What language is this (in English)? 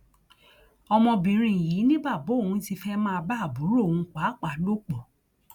Yoruba